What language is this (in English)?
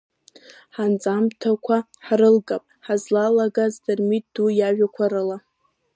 Abkhazian